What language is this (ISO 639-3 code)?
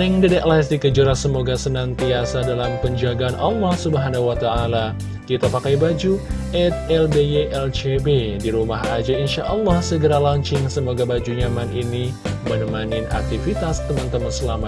ind